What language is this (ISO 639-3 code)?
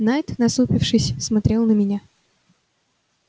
rus